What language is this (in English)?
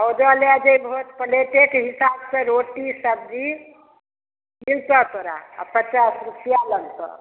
Maithili